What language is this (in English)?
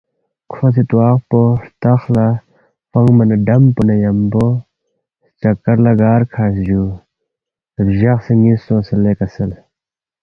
Balti